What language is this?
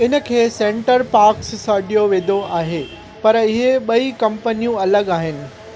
Sindhi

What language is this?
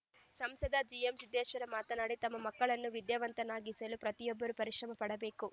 Kannada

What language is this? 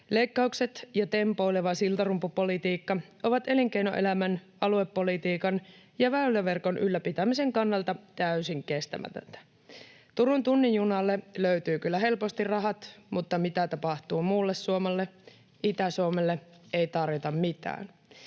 Finnish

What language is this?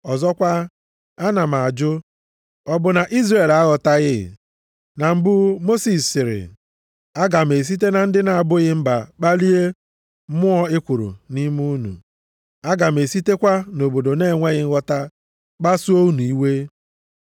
Igbo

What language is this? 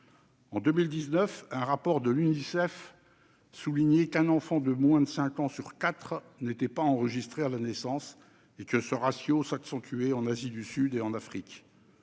French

